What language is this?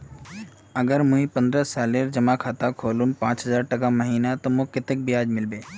Magahi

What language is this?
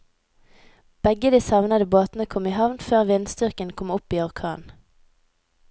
Norwegian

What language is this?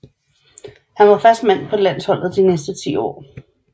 Danish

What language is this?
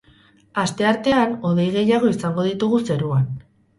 Basque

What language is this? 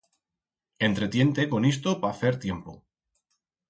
Aragonese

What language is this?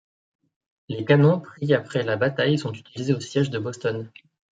French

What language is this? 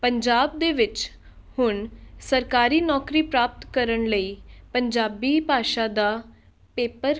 Punjabi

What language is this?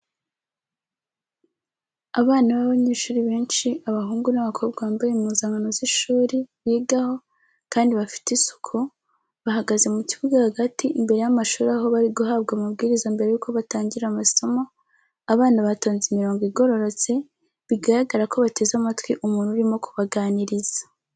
Kinyarwanda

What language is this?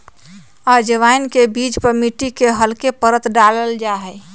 Magahi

